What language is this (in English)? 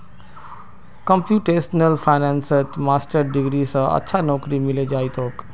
Magahi